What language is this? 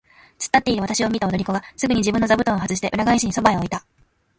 Japanese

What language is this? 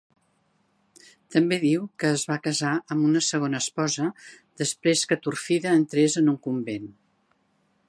Catalan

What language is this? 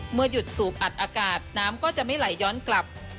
Thai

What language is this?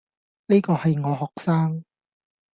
Cantonese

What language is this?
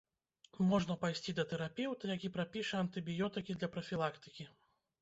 Belarusian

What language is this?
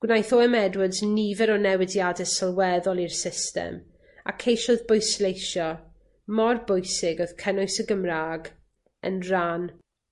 Welsh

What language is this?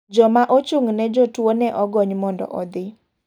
Luo (Kenya and Tanzania)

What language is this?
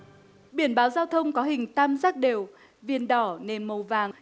Vietnamese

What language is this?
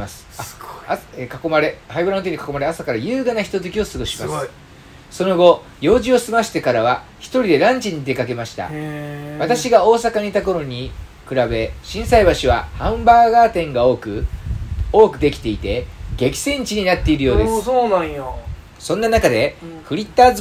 Japanese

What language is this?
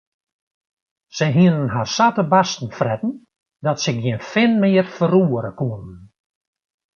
Western Frisian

